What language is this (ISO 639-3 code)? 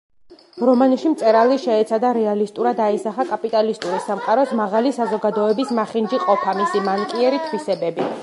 kat